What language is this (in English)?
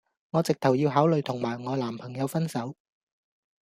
Cantonese